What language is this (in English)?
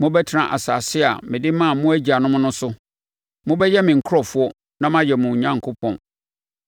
Akan